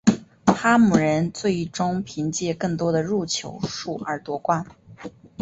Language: Chinese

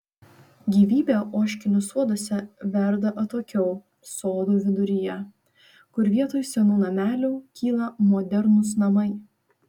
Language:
Lithuanian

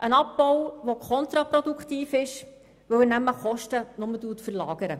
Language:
Swiss German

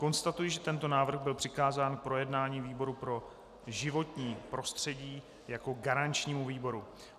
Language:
Czech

